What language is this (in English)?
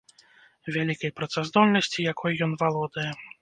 Belarusian